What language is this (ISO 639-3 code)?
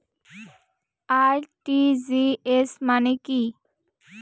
ben